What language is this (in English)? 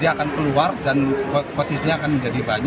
Indonesian